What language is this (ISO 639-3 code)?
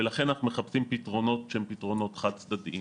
heb